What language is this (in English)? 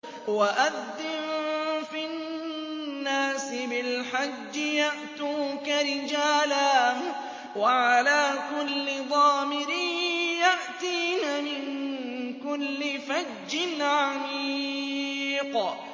Arabic